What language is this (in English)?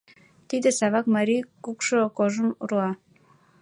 Mari